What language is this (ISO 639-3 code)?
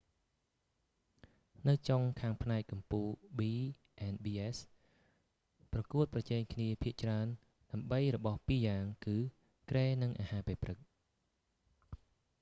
khm